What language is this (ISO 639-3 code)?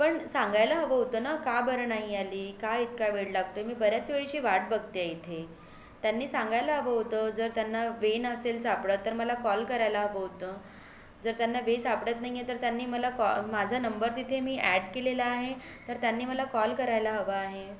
mar